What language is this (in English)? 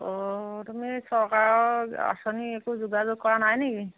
Assamese